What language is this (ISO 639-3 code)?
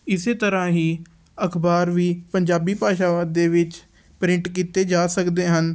pan